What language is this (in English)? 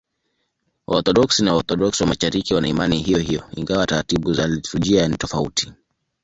Swahili